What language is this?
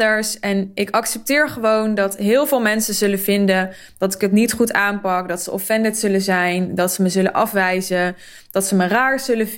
Dutch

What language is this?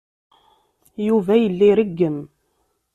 Kabyle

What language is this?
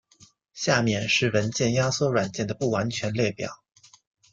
Chinese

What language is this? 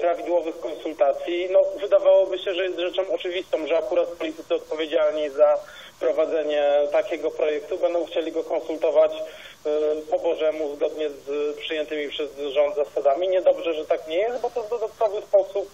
Polish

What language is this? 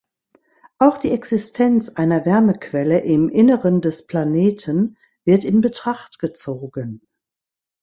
German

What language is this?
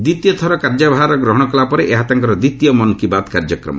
Odia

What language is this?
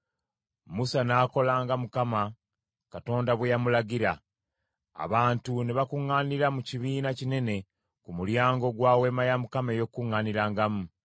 Ganda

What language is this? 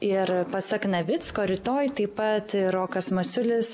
Lithuanian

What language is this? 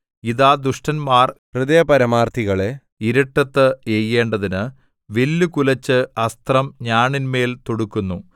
Malayalam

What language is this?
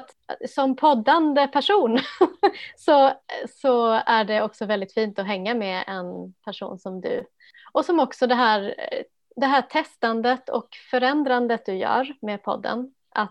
Swedish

